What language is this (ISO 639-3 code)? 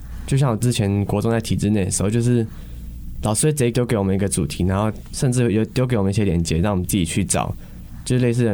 zho